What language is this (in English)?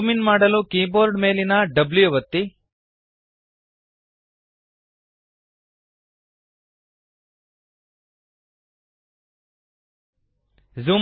Kannada